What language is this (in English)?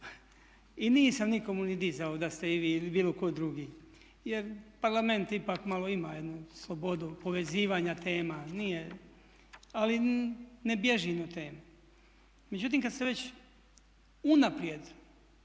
Croatian